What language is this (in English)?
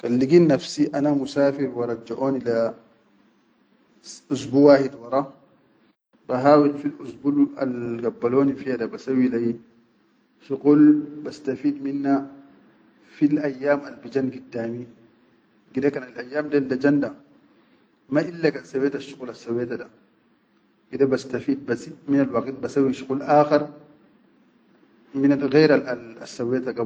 Chadian Arabic